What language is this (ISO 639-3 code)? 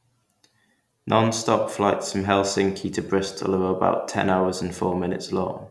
eng